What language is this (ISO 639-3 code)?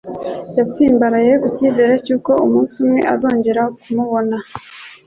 kin